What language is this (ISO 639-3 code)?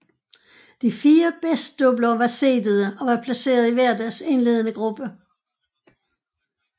dan